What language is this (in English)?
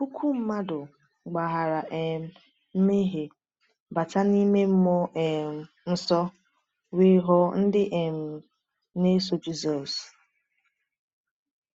Igbo